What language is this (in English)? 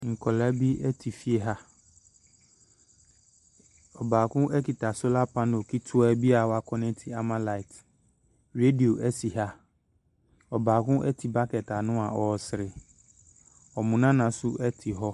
Akan